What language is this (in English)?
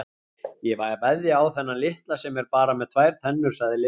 Icelandic